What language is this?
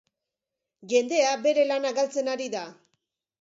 Basque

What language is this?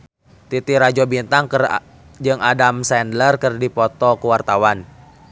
Sundanese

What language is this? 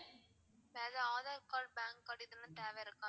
Tamil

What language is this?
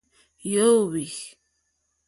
Mokpwe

